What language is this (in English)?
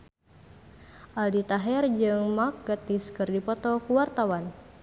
Sundanese